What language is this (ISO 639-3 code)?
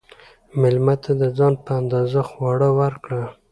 pus